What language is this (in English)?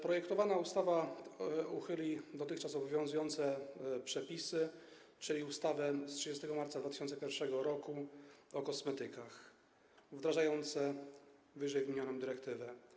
Polish